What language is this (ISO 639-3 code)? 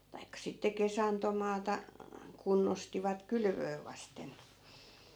fin